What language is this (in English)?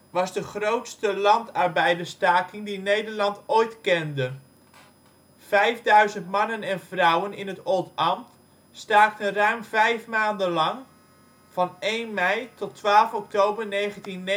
Dutch